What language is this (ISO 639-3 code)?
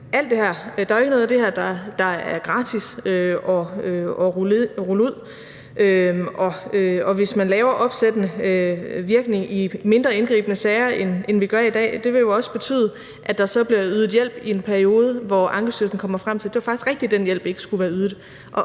dan